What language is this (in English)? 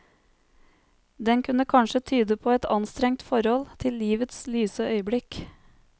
Norwegian